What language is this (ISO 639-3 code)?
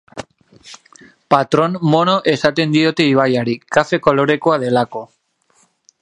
eus